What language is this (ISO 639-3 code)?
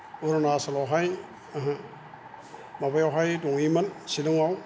brx